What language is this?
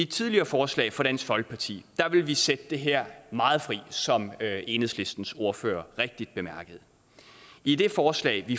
Danish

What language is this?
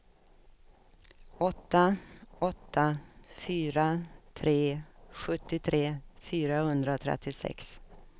Swedish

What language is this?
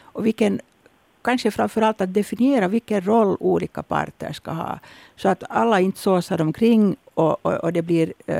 Swedish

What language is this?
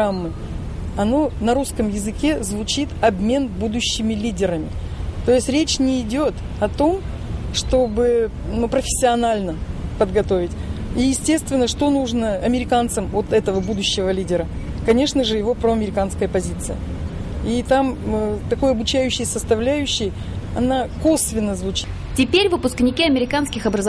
Russian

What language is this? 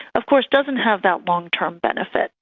English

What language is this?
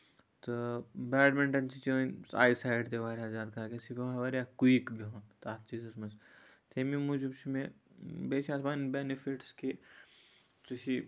Kashmiri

